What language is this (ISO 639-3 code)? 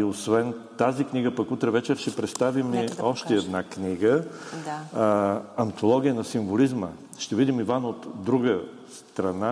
bul